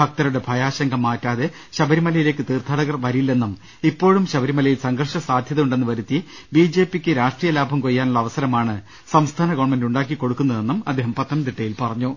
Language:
Malayalam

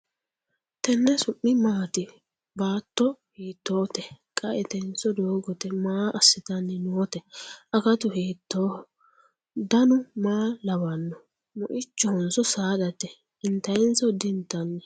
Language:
Sidamo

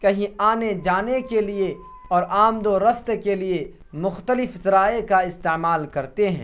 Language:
Urdu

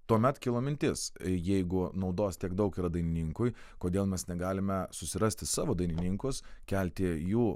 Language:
Lithuanian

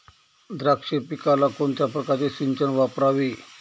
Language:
Marathi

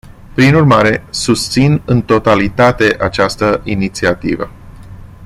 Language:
Romanian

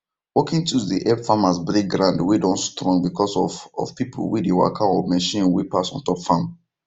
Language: Nigerian Pidgin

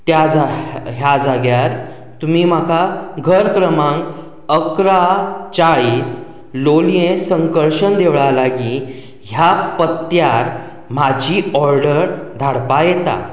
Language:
Konkani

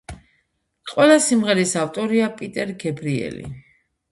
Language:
Georgian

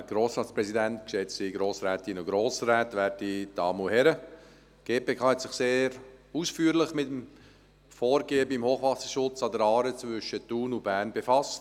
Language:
Swiss German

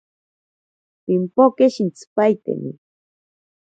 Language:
Ashéninka Perené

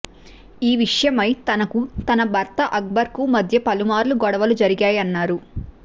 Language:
Telugu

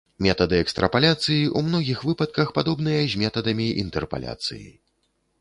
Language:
Belarusian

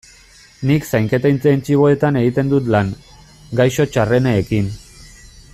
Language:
Basque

